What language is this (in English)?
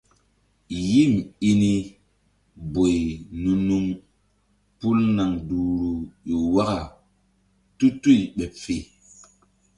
Mbum